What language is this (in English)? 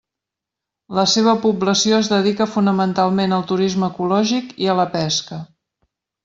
Catalan